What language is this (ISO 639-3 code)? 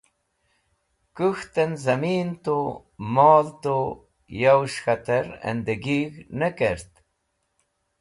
wbl